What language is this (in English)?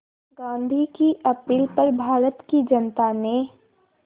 Hindi